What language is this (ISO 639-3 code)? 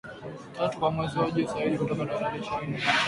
swa